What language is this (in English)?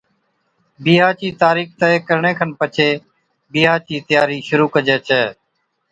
Od